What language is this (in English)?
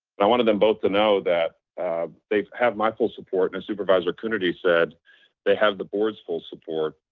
English